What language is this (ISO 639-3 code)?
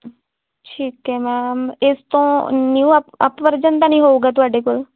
pan